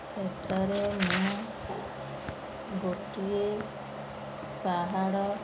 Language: Odia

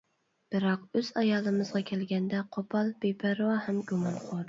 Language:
Uyghur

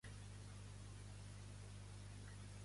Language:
Catalan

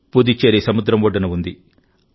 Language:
Telugu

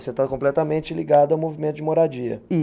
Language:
Portuguese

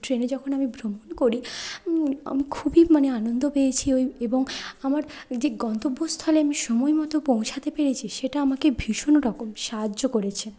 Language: Bangla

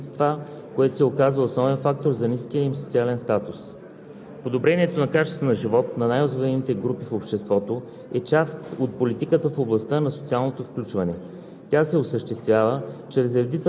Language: Bulgarian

